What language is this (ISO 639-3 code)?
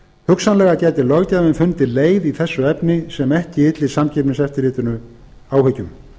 isl